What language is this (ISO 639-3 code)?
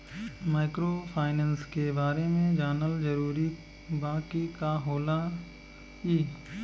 bho